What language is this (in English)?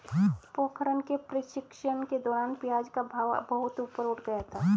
Hindi